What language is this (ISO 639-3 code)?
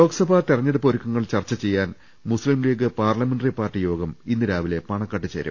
mal